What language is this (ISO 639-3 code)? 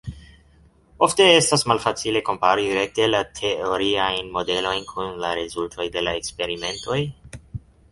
epo